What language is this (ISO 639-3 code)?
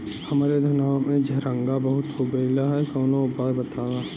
bho